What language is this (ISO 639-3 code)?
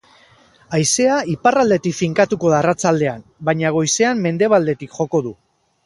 eus